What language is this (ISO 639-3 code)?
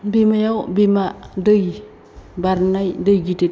brx